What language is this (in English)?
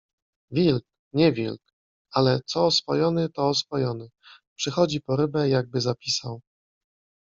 Polish